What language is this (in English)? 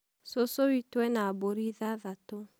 Kikuyu